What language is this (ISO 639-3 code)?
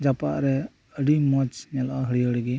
sat